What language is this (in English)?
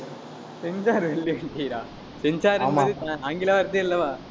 Tamil